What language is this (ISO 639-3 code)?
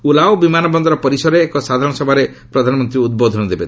ori